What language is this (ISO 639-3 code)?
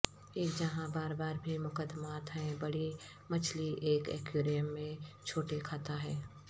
urd